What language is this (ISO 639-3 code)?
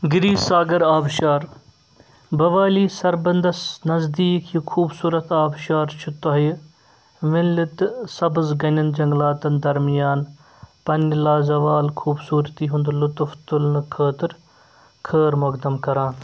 kas